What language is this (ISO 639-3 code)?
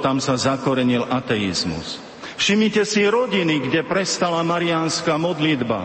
slk